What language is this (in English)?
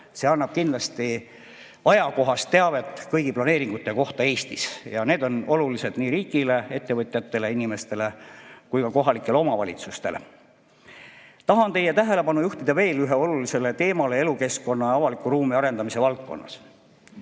Estonian